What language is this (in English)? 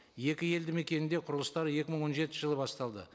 Kazakh